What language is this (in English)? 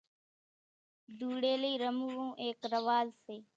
Kachi Koli